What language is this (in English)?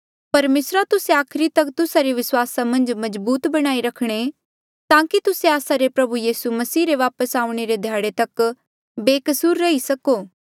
Mandeali